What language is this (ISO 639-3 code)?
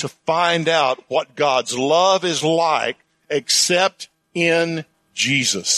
eng